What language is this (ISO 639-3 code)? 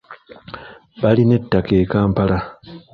lug